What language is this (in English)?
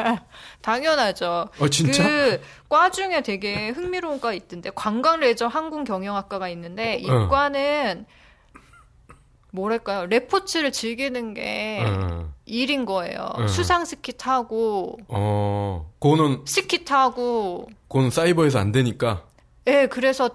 Korean